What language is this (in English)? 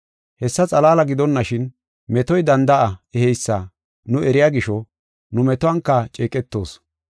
Gofa